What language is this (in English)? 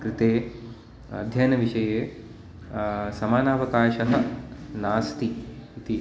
Sanskrit